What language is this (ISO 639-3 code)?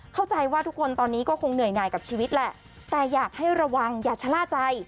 tha